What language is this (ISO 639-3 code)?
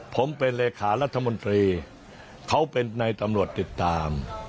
tha